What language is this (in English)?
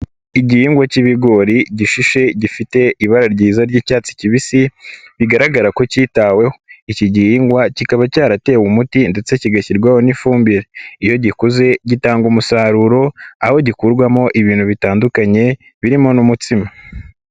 Kinyarwanda